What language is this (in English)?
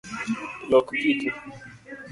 Luo (Kenya and Tanzania)